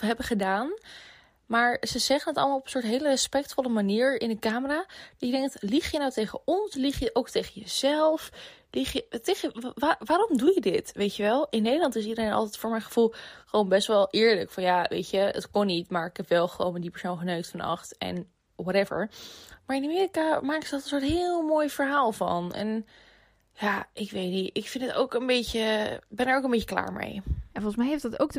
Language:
Dutch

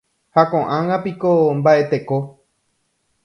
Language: Guarani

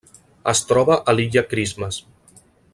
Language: Catalan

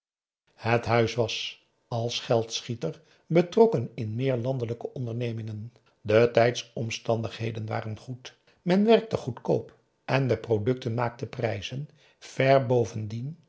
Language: Dutch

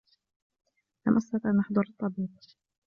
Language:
Arabic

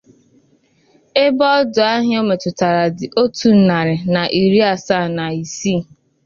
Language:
Igbo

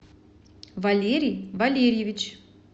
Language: Russian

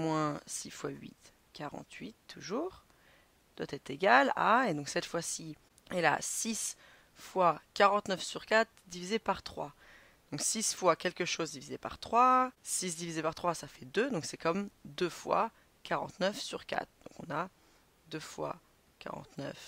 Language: French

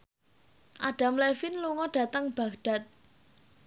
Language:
Javanese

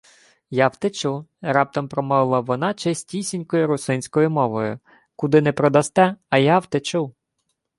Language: Ukrainian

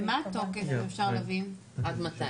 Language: Hebrew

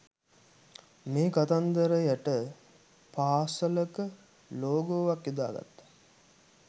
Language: Sinhala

